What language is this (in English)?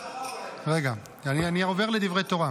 Hebrew